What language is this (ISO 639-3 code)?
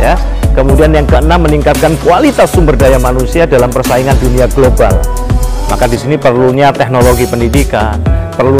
ind